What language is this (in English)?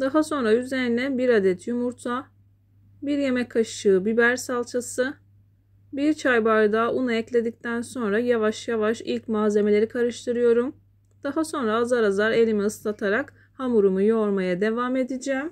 Turkish